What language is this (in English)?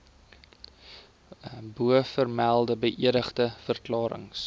Afrikaans